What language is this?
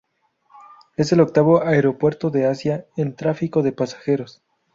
Spanish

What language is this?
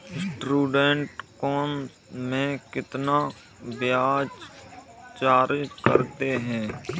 Hindi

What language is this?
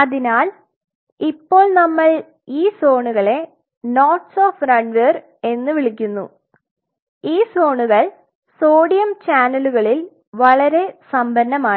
Malayalam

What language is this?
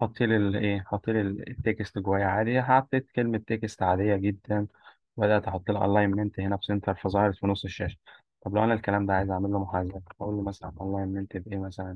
Arabic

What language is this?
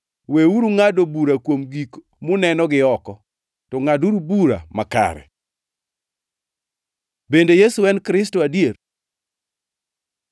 Luo (Kenya and Tanzania)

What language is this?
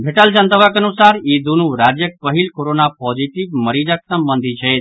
Maithili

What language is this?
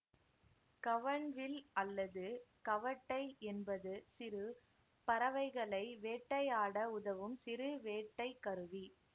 Tamil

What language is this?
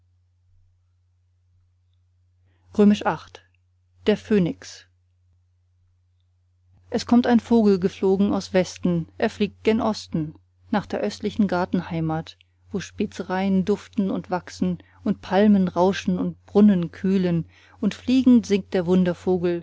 German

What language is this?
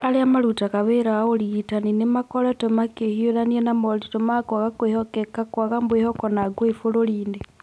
Kikuyu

